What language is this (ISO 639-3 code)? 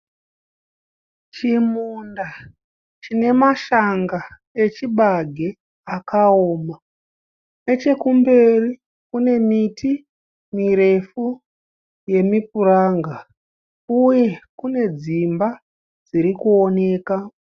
sna